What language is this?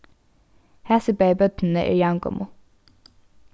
Faroese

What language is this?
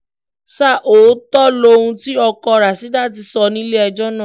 Yoruba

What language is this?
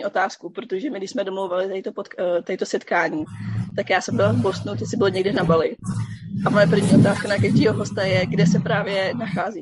Czech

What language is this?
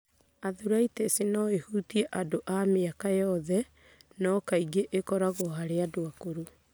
Kikuyu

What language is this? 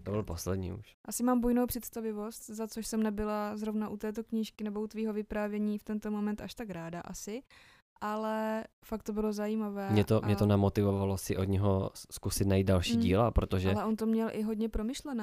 Czech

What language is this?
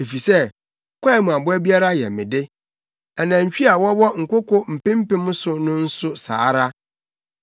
Akan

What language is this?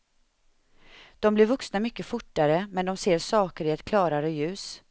Swedish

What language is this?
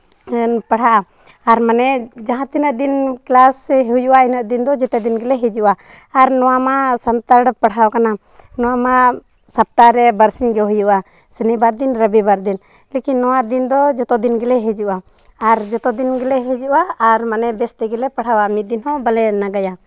Santali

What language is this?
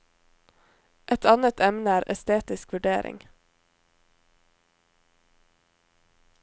Norwegian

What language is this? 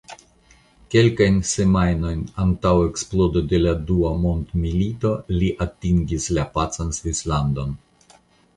Esperanto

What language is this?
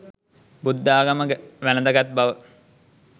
Sinhala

